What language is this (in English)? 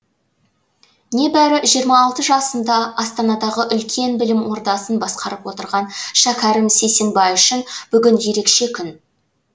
Kazakh